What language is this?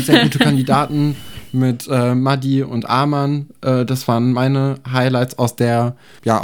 German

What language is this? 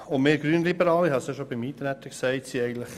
Swiss German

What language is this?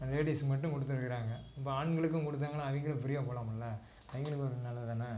Tamil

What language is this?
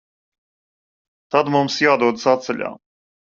Latvian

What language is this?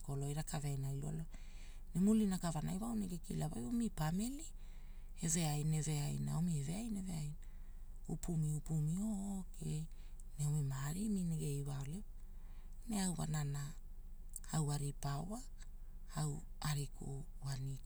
Hula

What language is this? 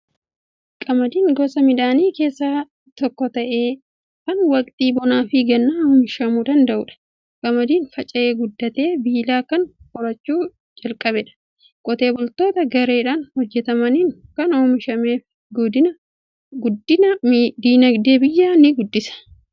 Oromo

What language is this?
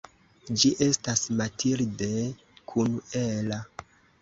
Esperanto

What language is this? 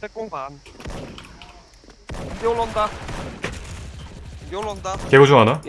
Korean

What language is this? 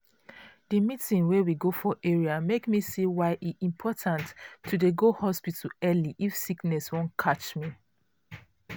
Nigerian Pidgin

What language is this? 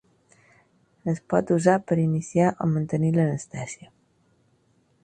Catalan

